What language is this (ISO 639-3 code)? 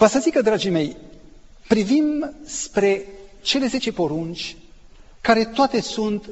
ron